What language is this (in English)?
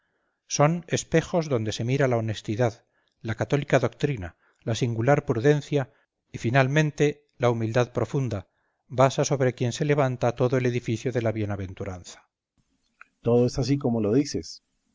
Spanish